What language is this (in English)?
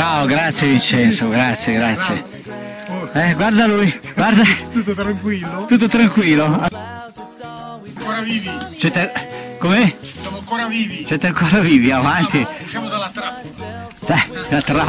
Italian